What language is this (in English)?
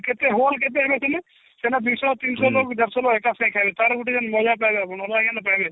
Odia